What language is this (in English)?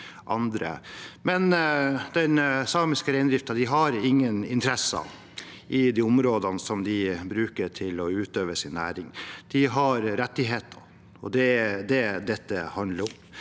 Norwegian